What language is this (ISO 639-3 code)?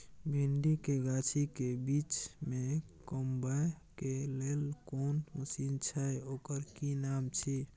mai